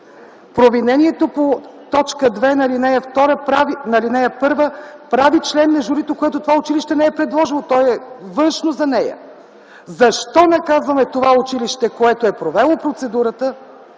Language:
Bulgarian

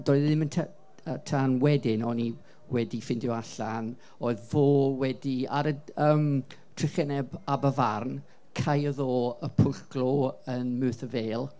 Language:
Welsh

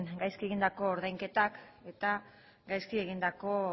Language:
Basque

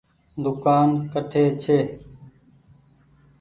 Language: Goaria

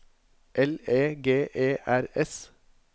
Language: Norwegian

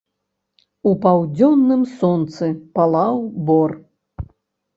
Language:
Belarusian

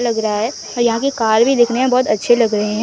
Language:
Hindi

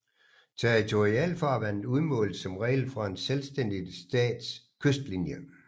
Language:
Danish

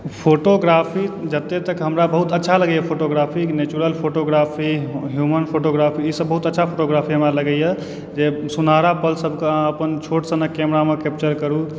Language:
Maithili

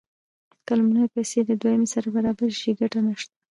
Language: Pashto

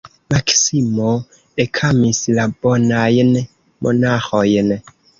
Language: Esperanto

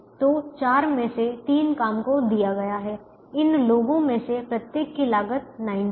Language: Hindi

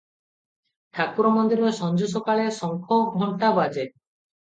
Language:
Odia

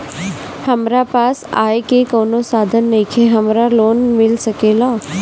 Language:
Bhojpuri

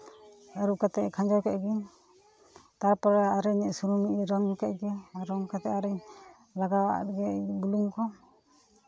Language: Santali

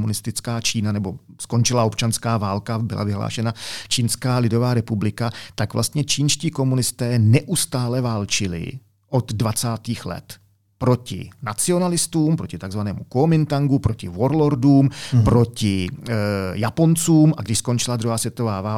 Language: Czech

